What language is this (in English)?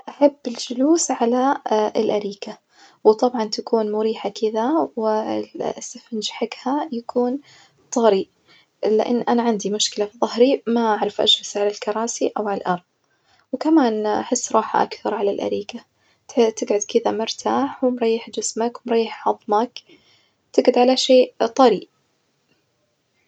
Najdi Arabic